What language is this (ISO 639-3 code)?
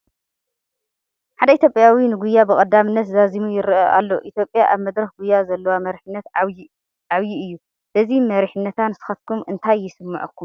tir